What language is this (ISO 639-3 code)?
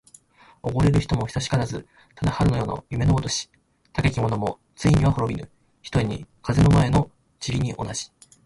jpn